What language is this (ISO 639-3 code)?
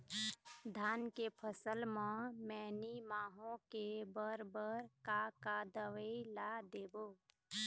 hne